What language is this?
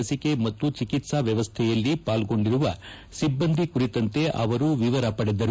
Kannada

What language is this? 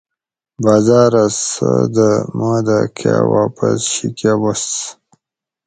Gawri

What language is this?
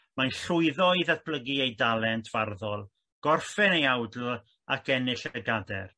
Welsh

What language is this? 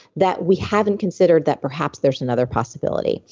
English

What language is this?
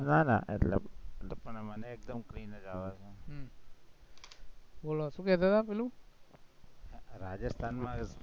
Gujarati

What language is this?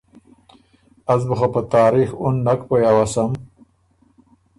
Ormuri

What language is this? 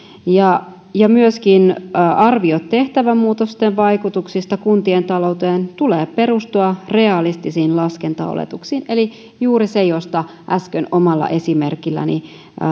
Finnish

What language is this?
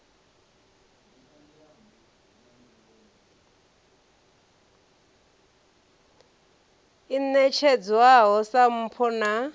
Venda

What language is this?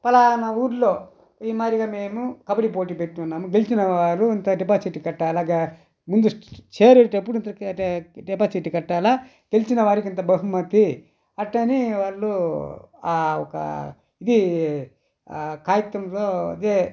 Telugu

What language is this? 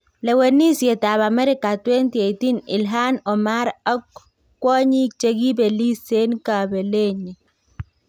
Kalenjin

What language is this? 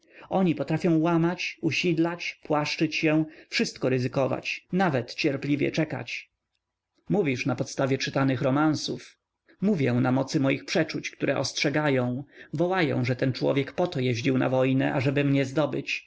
Polish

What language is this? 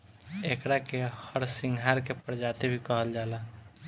Bhojpuri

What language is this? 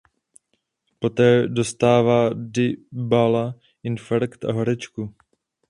Czech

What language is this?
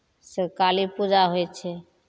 Maithili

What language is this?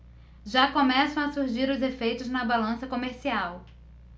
Portuguese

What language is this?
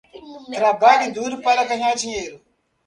Portuguese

